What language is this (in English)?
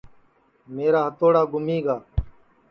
Sansi